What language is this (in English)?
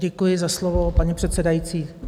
Czech